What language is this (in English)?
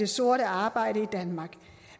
Danish